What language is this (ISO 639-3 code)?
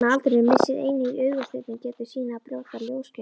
isl